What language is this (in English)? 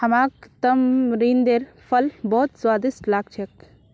Magahi